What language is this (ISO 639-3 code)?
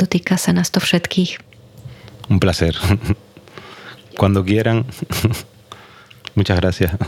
slk